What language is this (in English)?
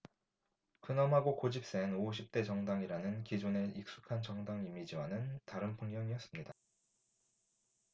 Korean